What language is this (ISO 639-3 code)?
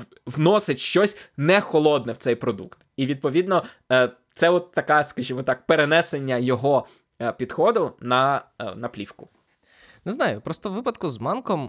ukr